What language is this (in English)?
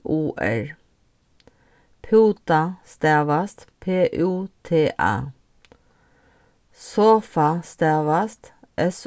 Faroese